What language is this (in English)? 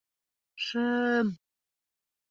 Bashkir